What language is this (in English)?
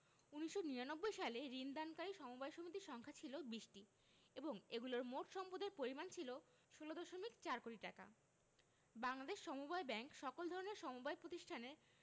Bangla